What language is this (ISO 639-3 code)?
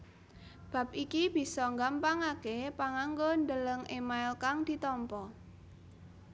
jav